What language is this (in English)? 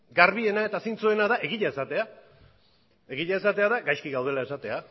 Basque